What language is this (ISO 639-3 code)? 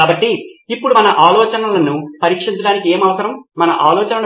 tel